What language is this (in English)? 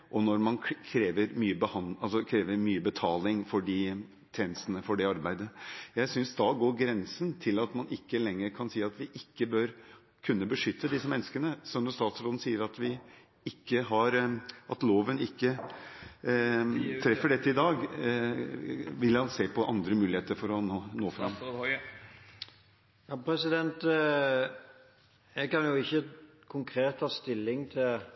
Norwegian Bokmål